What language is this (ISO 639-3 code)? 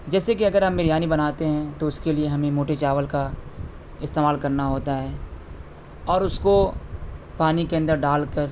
urd